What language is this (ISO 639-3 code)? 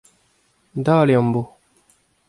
bre